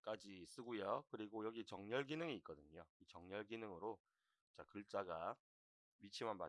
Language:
Korean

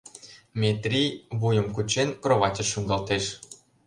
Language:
Mari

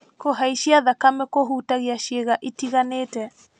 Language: Kikuyu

